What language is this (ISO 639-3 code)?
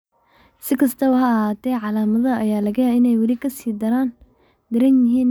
som